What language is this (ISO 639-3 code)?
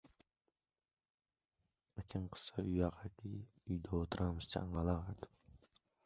uzb